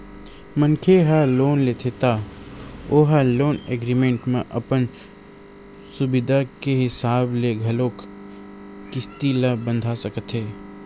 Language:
Chhattisgarhi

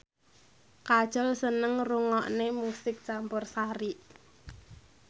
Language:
Javanese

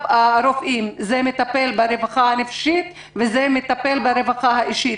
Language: Hebrew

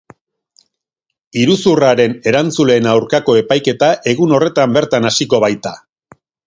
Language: Basque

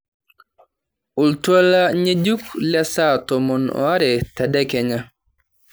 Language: Masai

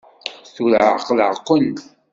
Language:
Kabyle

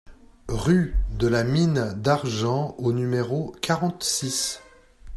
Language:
French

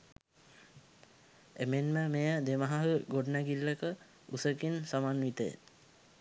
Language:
Sinhala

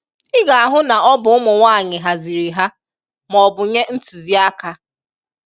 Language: Igbo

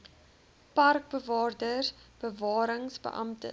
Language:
Afrikaans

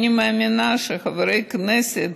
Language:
Hebrew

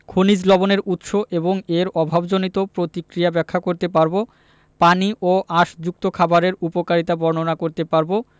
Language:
Bangla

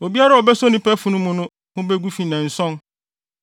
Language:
Akan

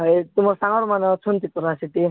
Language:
Odia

